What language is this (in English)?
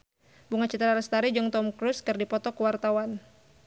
Sundanese